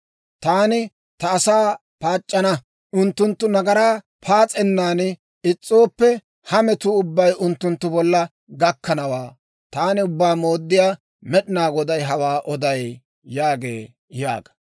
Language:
Dawro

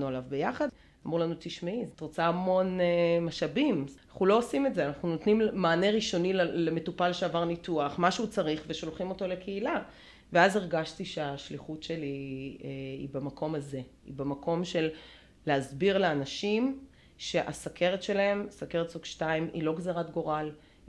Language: Hebrew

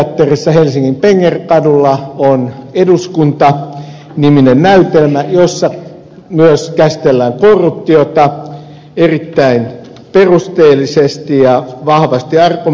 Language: Finnish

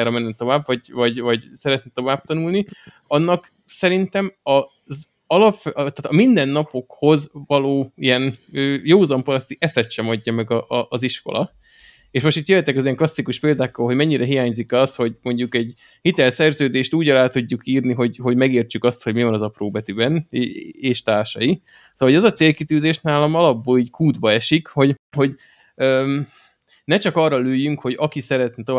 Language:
Hungarian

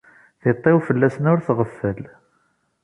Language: Kabyle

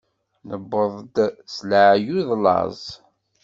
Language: Kabyle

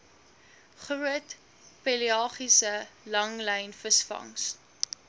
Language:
Afrikaans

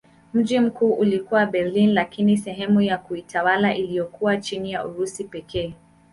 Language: Swahili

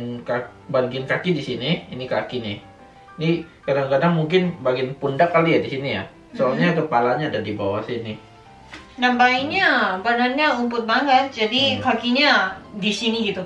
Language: Indonesian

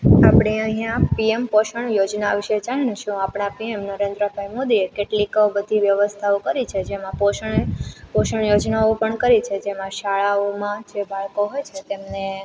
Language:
Gujarati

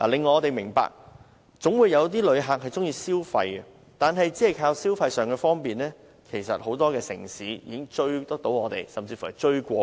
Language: Cantonese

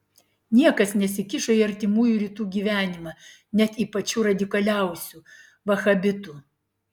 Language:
Lithuanian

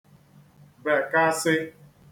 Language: Igbo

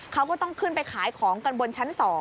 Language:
Thai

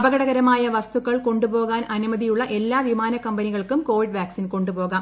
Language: Malayalam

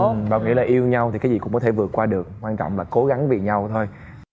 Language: Vietnamese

